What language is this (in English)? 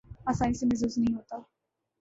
Urdu